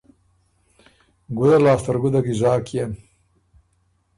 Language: Ormuri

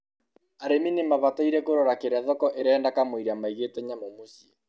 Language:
Kikuyu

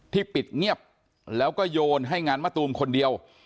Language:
Thai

